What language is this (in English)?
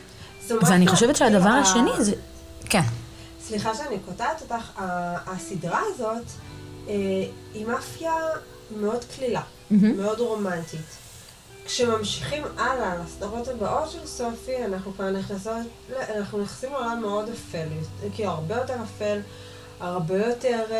Hebrew